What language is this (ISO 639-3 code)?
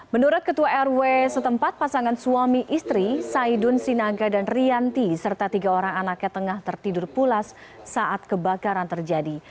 ind